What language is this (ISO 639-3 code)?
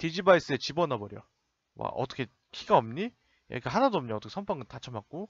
kor